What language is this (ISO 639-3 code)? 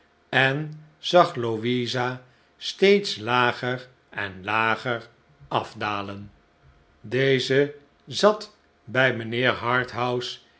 nld